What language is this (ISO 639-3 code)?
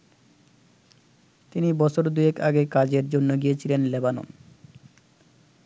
ben